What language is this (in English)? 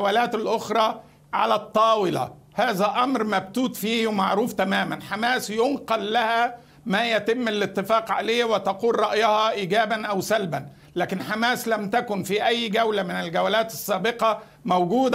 Arabic